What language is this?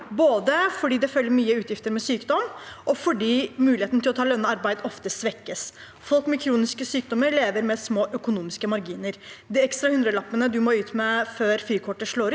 Norwegian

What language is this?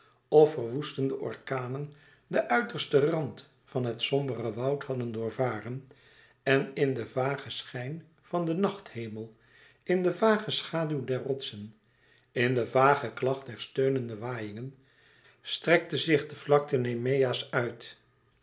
Dutch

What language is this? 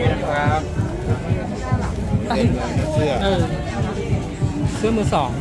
Thai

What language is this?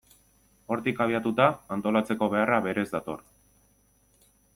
Basque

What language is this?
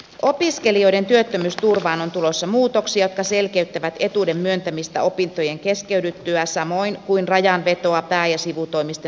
Finnish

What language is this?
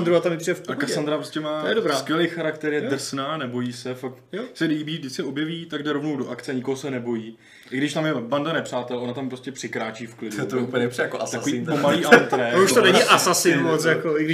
Czech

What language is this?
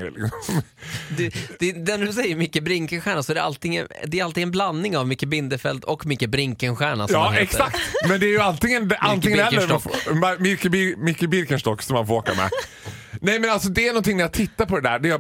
Swedish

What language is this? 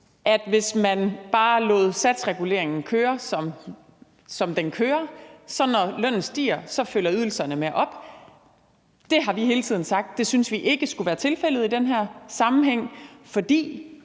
Danish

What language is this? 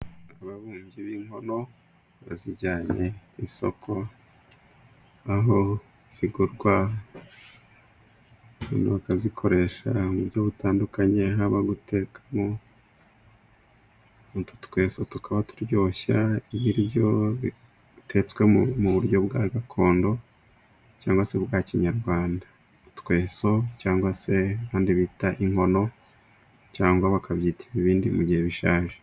Kinyarwanda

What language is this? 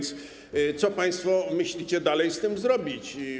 Polish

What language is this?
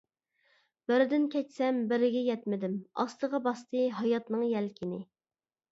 Uyghur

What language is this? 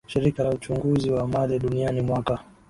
Swahili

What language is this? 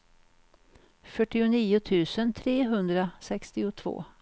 Swedish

